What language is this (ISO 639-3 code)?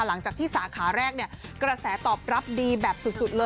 tha